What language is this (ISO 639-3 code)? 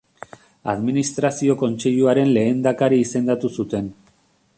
eus